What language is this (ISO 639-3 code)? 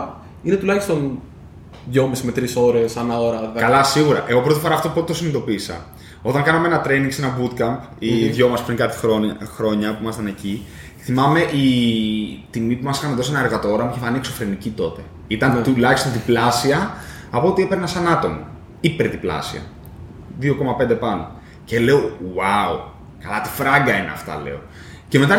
ell